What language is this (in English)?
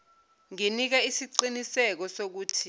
Zulu